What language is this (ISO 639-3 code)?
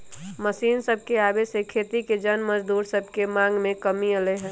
mag